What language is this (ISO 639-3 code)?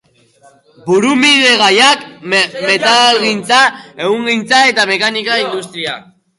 eus